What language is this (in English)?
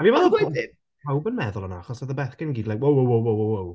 Welsh